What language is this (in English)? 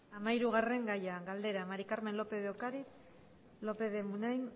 Basque